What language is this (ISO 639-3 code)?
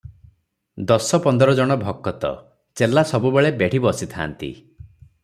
ori